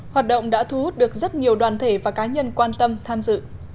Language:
Vietnamese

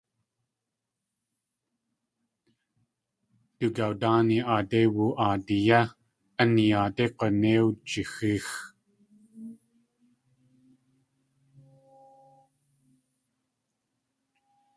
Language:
Tlingit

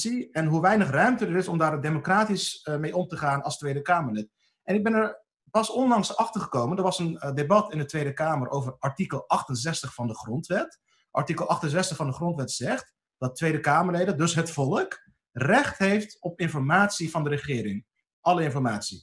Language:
Dutch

